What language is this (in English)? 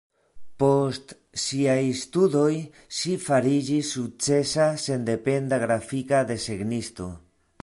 Esperanto